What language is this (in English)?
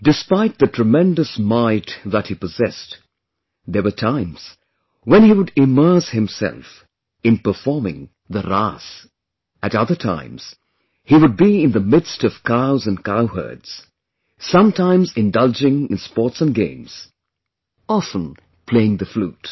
English